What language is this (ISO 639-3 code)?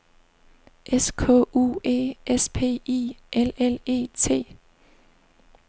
dan